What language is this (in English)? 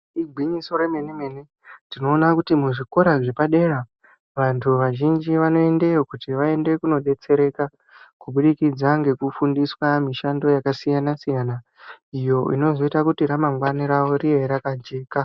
Ndau